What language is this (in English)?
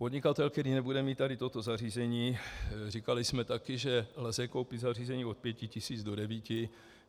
Czech